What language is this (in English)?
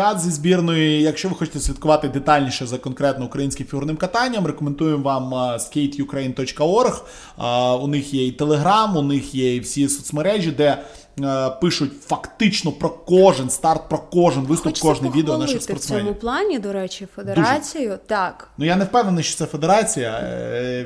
Ukrainian